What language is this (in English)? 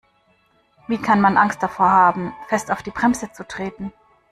German